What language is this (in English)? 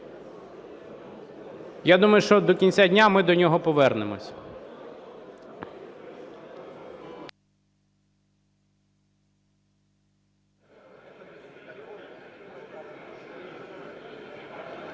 Ukrainian